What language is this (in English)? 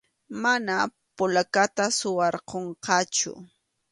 Arequipa-La Unión Quechua